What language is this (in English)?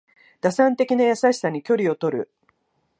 Japanese